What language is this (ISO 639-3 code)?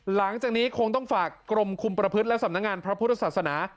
tha